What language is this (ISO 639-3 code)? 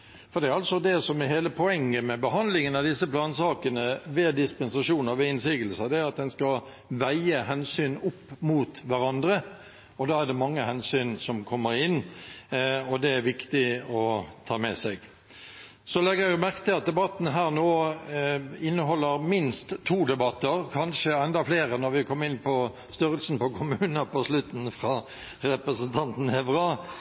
nob